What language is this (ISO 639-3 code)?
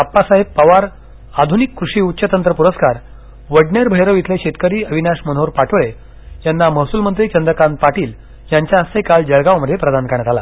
mar